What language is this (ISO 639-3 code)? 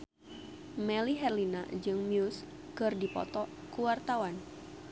sun